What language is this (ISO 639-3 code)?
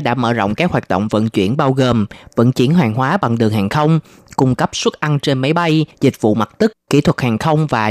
vie